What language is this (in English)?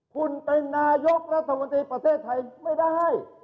Thai